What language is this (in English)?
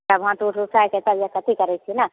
Maithili